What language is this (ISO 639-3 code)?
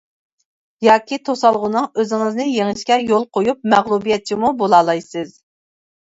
uig